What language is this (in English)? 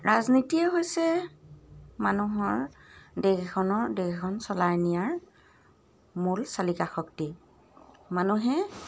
Assamese